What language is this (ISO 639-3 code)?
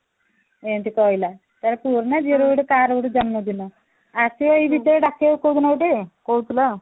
ori